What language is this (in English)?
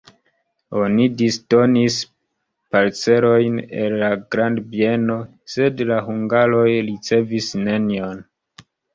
Esperanto